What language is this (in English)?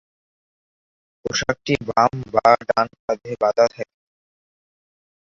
Bangla